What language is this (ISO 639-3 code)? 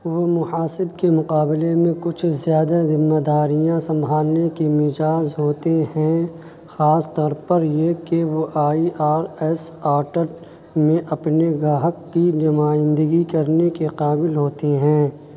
urd